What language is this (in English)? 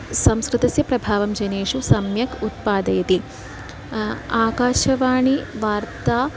Sanskrit